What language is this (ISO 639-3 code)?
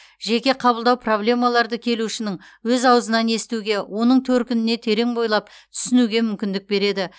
kaz